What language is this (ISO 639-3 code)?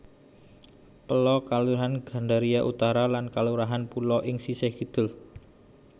jav